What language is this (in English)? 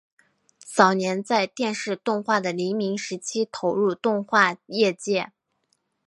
Chinese